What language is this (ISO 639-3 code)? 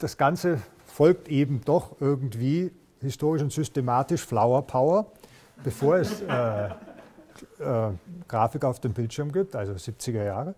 deu